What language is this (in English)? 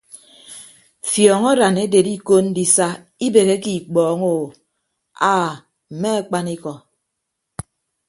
Ibibio